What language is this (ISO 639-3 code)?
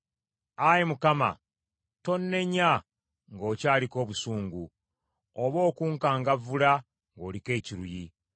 lug